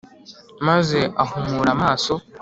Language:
Kinyarwanda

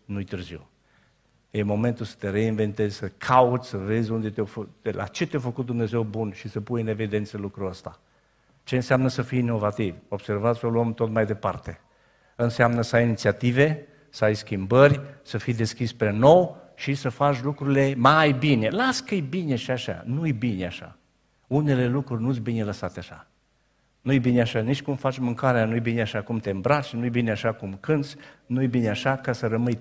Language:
Romanian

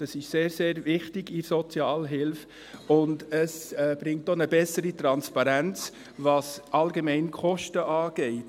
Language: Swiss German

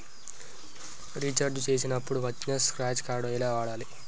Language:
Telugu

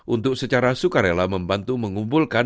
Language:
Indonesian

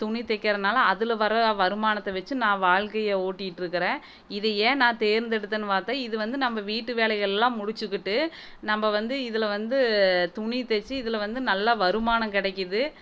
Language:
Tamil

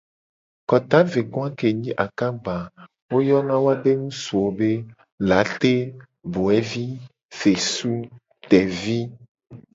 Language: Gen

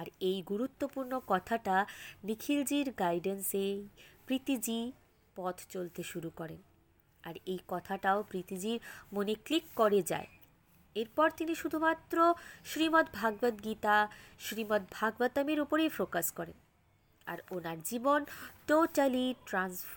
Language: Bangla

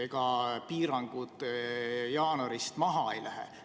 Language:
Estonian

